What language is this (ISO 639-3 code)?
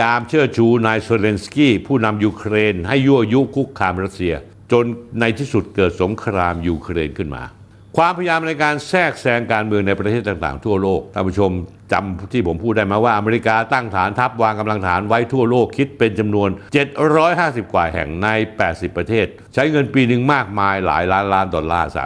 tha